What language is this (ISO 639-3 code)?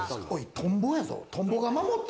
jpn